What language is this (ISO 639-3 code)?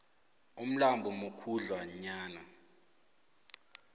nbl